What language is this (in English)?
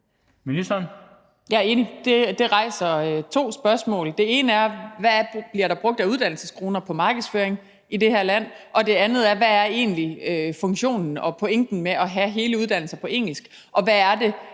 Danish